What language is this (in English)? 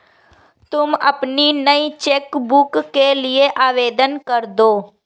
Hindi